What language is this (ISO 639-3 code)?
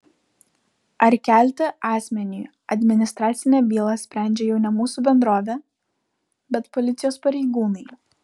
lit